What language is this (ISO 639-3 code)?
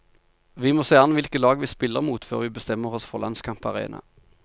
nor